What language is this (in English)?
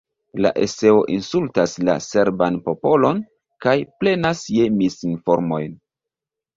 Esperanto